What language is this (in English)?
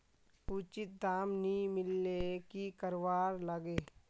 Magahi